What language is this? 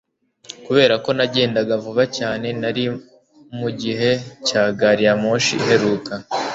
Kinyarwanda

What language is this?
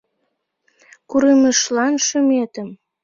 Mari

